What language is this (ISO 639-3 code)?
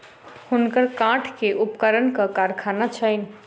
mai